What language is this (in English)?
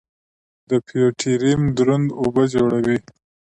Pashto